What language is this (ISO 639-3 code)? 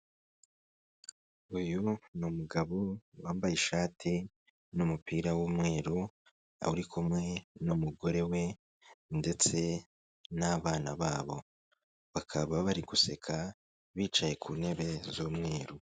kin